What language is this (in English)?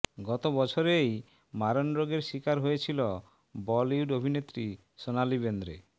Bangla